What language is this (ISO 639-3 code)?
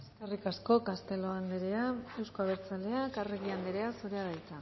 eus